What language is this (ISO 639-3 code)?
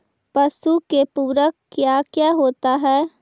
mag